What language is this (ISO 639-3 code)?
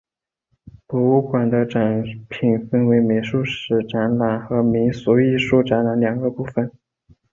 zho